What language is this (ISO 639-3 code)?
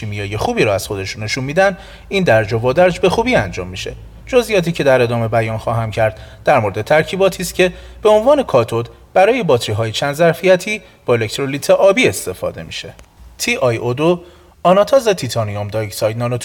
fas